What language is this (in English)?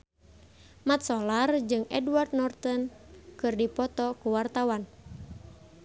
Sundanese